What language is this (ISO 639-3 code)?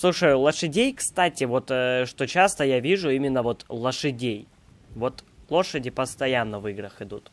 rus